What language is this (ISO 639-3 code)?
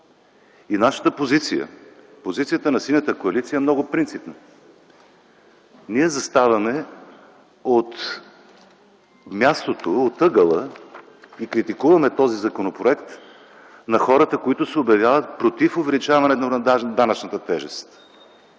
bul